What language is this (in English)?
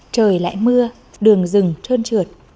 Vietnamese